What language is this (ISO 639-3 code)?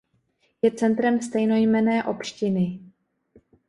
ces